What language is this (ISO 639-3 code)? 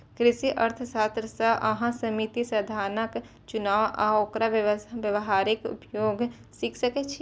mai